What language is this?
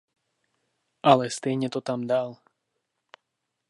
Czech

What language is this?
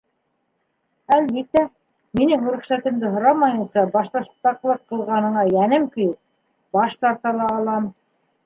Bashkir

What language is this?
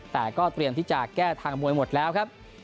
Thai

